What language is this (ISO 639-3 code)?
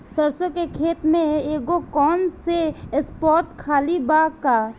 bho